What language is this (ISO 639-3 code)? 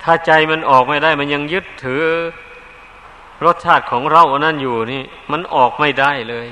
tha